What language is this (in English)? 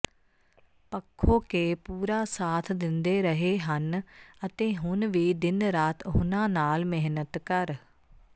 Punjabi